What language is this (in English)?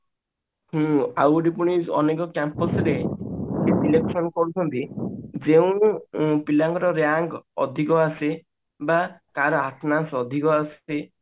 Odia